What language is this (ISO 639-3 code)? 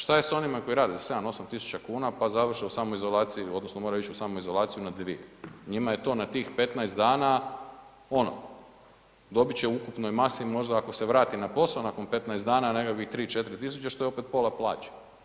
hrv